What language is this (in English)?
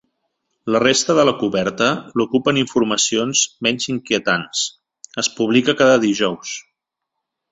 Catalan